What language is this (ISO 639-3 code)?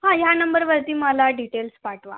mar